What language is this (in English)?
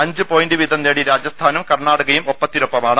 Malayalam